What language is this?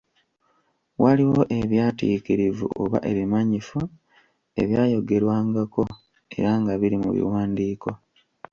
Ganda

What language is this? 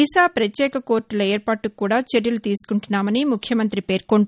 Telugu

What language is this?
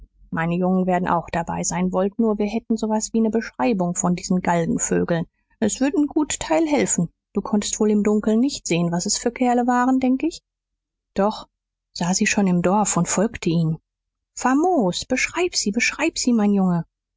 German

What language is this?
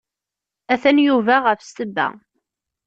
Kabyle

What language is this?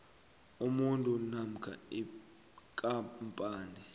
South Ndebele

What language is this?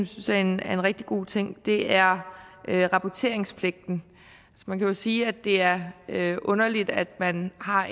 Danish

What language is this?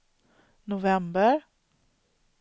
Swedish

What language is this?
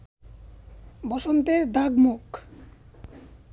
Bangla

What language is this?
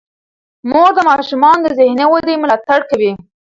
Pashto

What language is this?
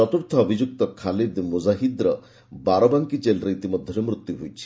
Odia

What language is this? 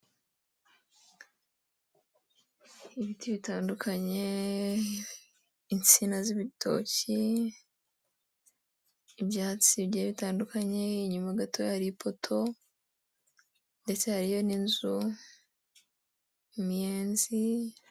Kinyarwanda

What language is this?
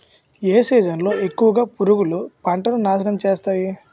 Telugu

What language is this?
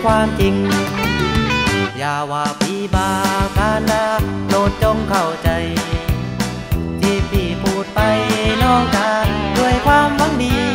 Thai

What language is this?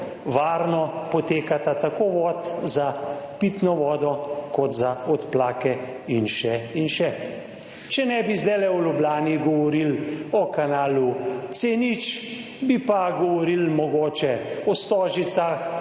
Slovenian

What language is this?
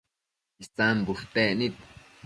Matsés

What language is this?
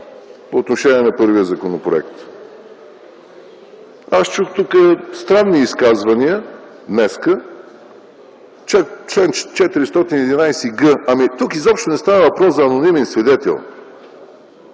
Bulgarian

